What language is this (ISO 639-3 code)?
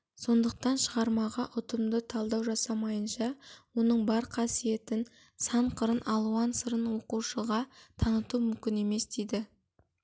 kaz